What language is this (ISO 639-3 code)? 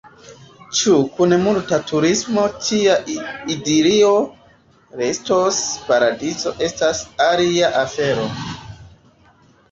epo